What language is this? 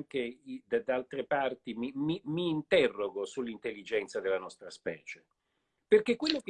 Italian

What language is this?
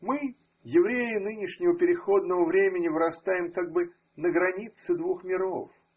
Russian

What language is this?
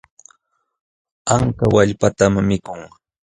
Jauja Wanca Quechua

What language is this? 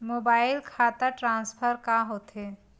Chhattisgarhi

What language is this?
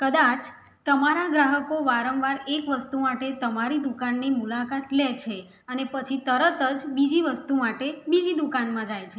Gujarati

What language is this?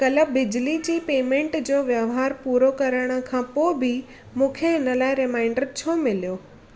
Sindhi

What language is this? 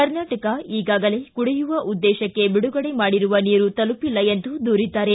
Kannada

